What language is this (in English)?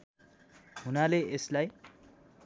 Nepali